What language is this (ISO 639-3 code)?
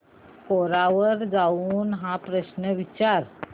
mar